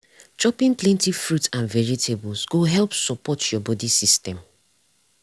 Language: Nigerian Pidgin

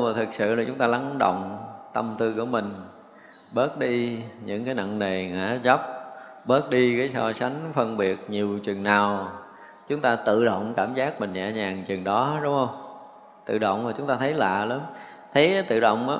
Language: Vietnamese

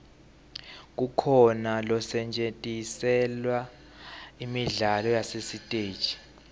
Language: Swati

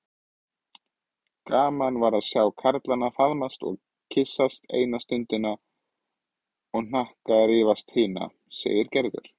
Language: Icelandic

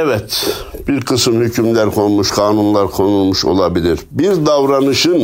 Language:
Turkish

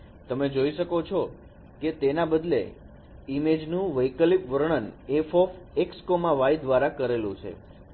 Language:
Gujarati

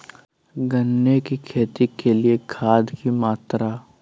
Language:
Magahi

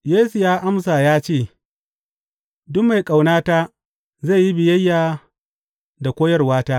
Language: Hausa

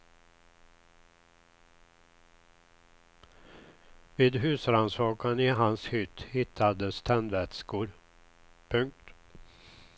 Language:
Swedish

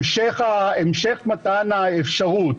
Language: Hebrew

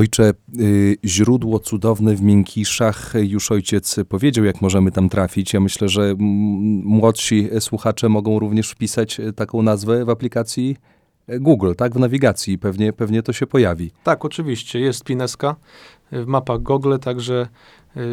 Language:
Polish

